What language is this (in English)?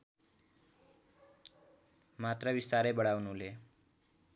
Nepali